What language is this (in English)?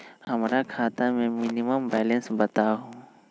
Magahi